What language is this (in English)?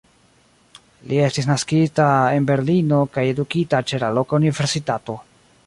Esperanto